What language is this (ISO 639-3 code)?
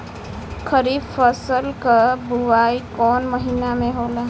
bho